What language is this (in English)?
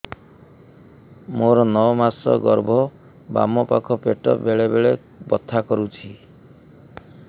Odia